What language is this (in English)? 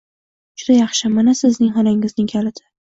Uzbek